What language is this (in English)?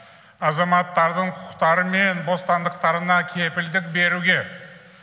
Kazakh